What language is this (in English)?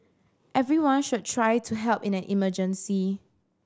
English